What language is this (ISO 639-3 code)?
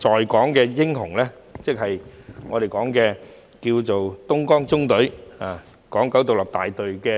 yue